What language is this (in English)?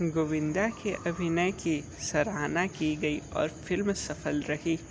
Hindi